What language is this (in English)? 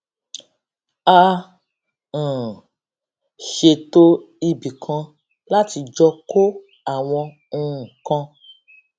Yoruba